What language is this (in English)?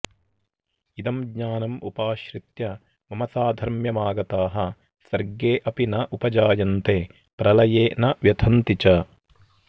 Sanskrit